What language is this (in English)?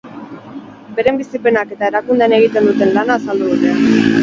Basque